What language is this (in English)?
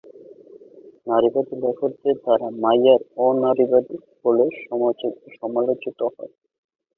Bangla